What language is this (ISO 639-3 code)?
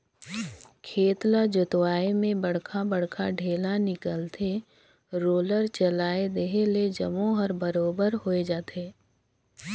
hne